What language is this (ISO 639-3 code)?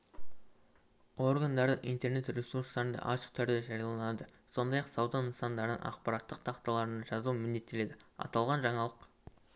kaz